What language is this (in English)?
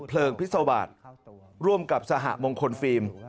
Thai